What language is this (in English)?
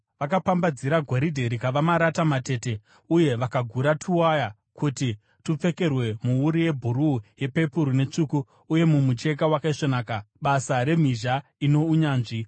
Shona